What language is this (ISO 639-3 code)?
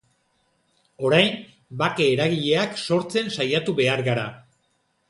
eus